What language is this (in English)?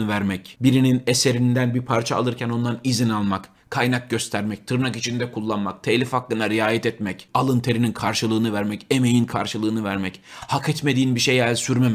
Turkish